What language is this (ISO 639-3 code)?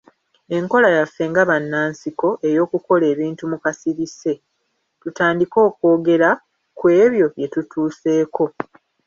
lug